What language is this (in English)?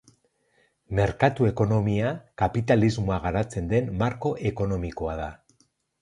Basque